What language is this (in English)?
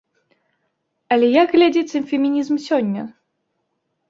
Belarusian